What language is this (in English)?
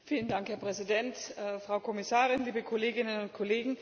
German